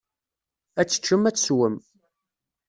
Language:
Kabyle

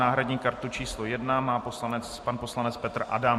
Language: Czech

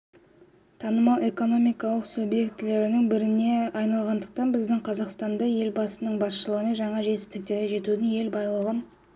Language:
Kazakh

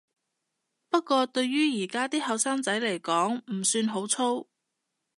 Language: Cantonese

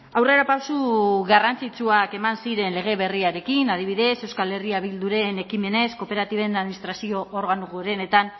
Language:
Basque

